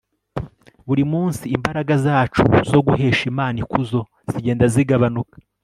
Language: Kinyarwanda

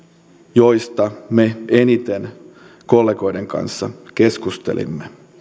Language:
Finnish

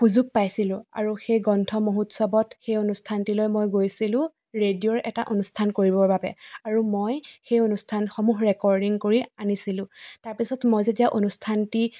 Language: Assamese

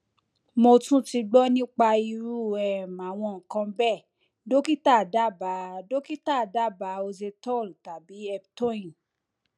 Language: Yoruba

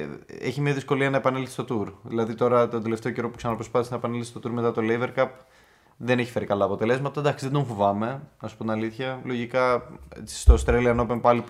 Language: Greek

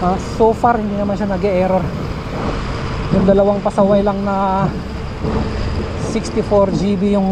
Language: Filipino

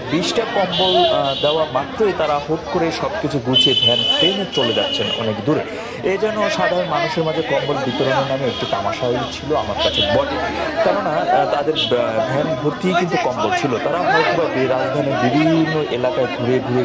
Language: Romanian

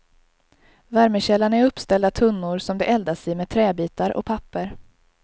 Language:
Swedish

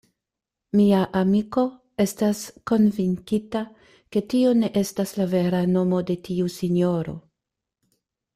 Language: Esperanto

